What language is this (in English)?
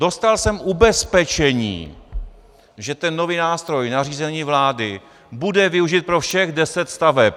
Czech